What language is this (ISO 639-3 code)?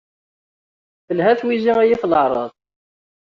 kab